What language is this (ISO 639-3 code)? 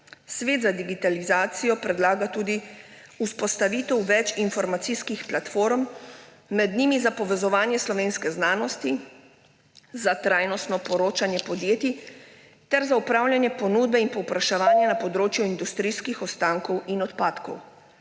slv